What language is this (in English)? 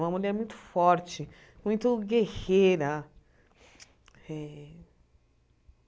Portuguese